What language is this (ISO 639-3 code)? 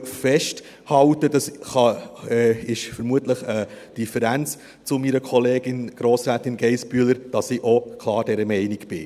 gsw